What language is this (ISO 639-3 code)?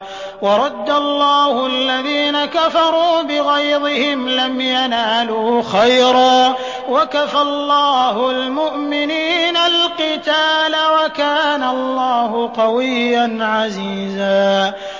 ara